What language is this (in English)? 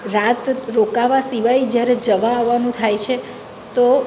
Gujarati